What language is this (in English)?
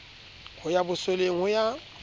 Southern Sotho